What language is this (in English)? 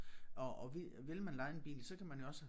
Danish